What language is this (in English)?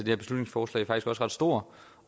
Danish